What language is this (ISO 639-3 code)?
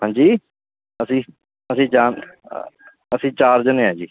pan